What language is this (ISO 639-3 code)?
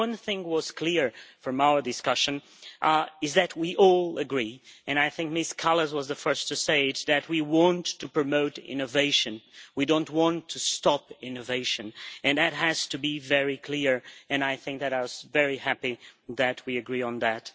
eng